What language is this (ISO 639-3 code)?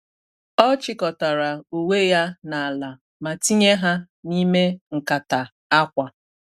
ibo